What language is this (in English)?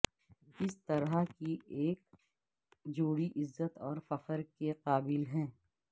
Urdu